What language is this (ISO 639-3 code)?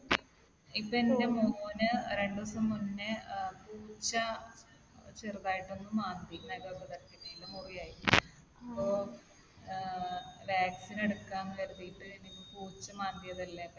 mal